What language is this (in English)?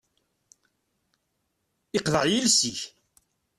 Kabyle